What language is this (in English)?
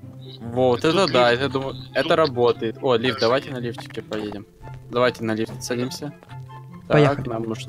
Russian